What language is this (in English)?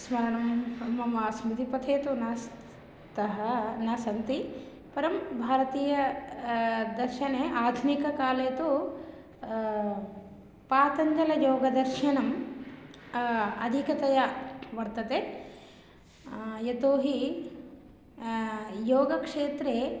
Sanskrit